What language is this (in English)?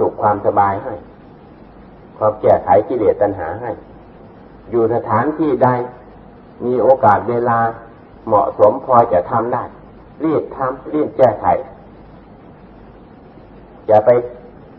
Thai